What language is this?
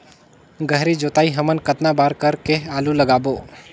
Chhattisgarhi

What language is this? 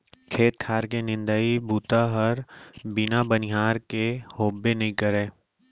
Chhattisgarhi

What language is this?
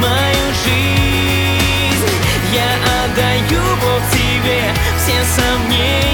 Ukrainian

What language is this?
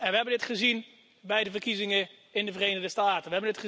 Dutch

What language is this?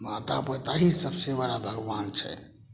Maithili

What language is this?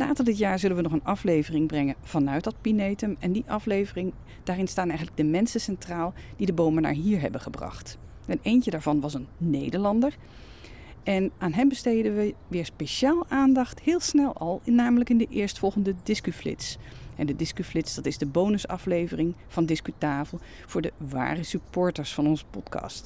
Dutch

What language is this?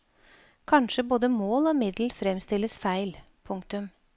Norwegian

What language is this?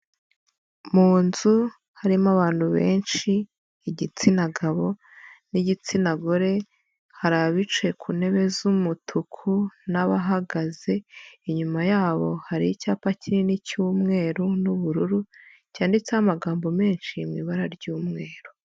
Kinyarwanda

